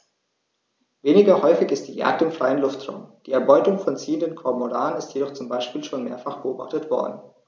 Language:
German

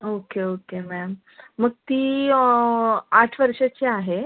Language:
Marathi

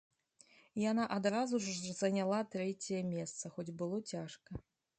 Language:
Belarusian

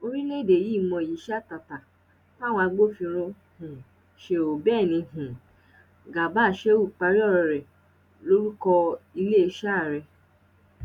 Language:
Yoruba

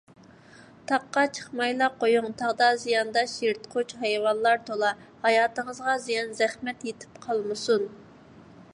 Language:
Uyghur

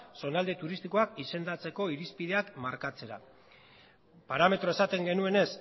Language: Basque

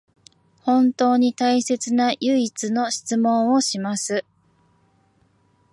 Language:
Japanese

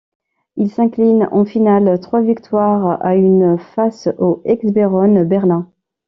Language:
French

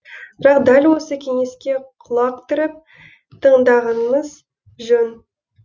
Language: Kazakh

